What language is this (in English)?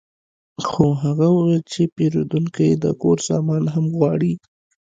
Pashto